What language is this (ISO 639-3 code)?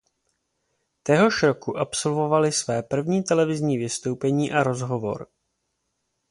ces